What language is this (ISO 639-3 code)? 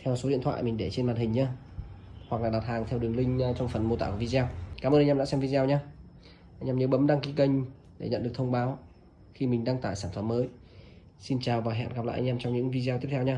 vie